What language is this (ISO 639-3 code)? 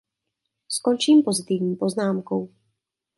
ces